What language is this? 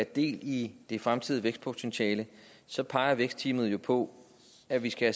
Danish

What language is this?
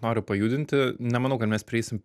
Lithuanian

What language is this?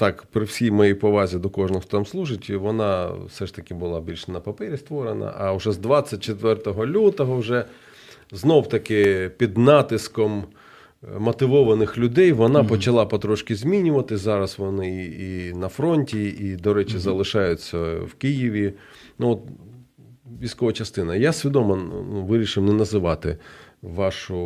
Ukrainian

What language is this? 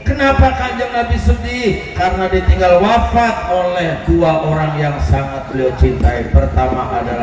Indonesian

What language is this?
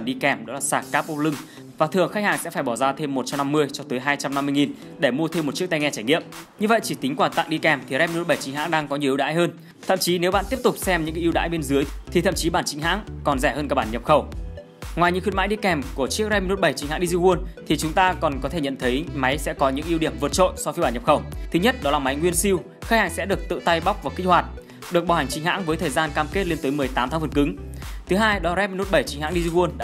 Vietnamese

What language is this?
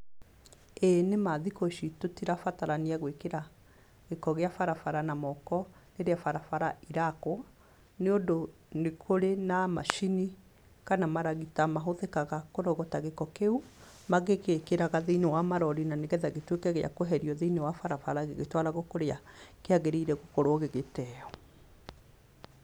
Kikuyu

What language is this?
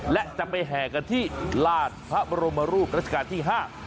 Thai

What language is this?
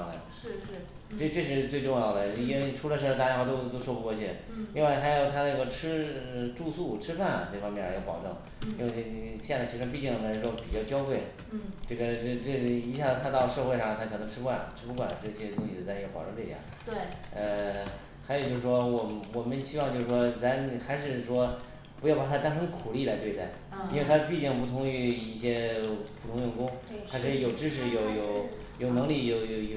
Chinese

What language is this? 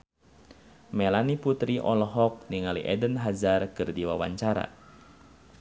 Sundanese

